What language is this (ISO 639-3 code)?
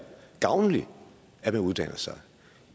dan